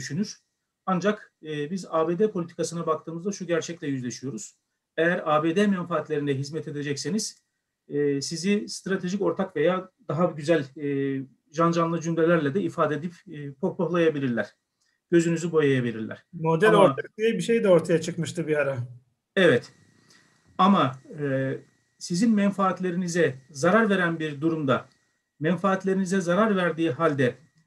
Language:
Turkish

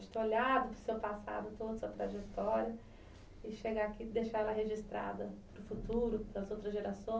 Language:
Portuguese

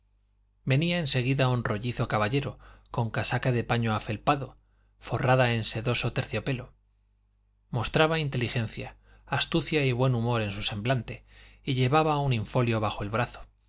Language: Spanish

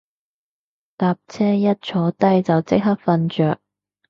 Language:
Cantonese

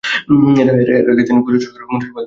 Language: Bangla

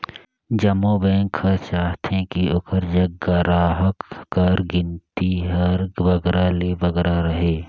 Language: Chhattisgarhi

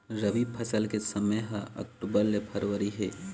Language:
Chhattisgarhi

